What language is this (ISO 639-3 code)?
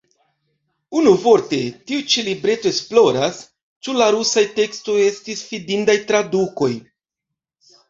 epo